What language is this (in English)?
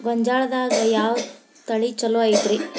Kannada